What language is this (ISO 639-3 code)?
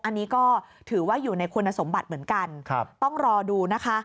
tha